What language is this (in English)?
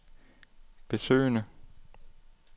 Danish